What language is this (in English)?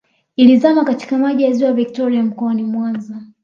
Swahili